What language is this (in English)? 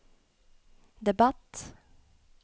Norwegian